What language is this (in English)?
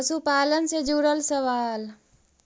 Magahi